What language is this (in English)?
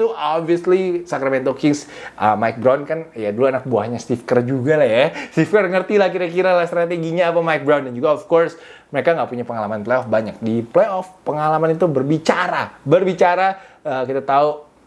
Indonesian